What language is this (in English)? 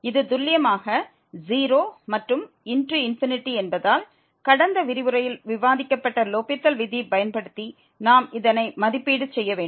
Tamil